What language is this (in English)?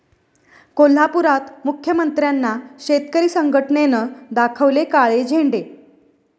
Marathi